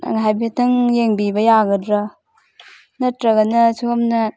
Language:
Manipuri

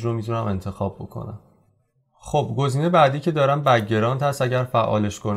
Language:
Persian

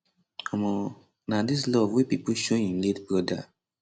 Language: Nigerian Pidgin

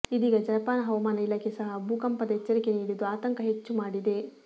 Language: Kannada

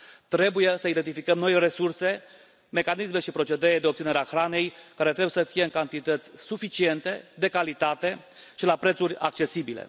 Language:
Romanian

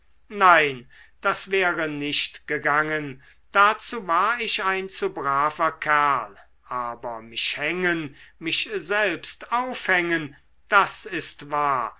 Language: German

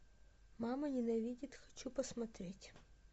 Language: Russian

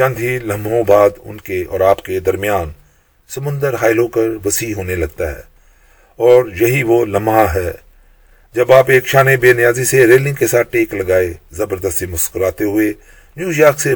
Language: Urdu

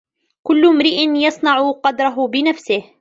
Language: Arabic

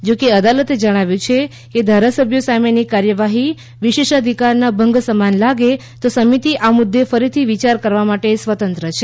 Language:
Gujarati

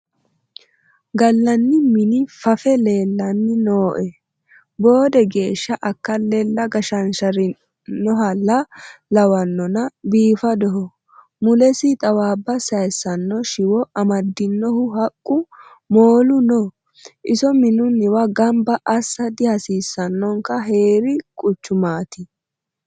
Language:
Sidamo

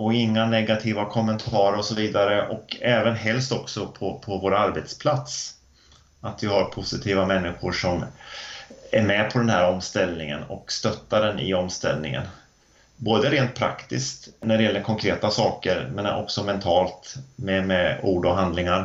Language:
Swedish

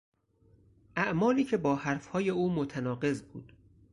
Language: Persian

